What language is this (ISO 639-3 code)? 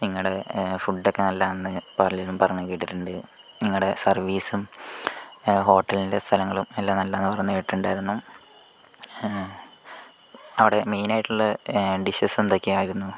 mal